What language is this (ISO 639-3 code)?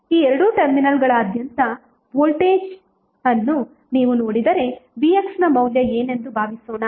kan